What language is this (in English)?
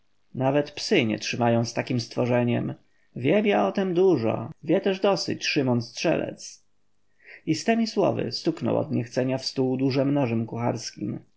Polish